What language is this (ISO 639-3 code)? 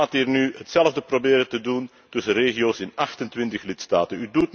nld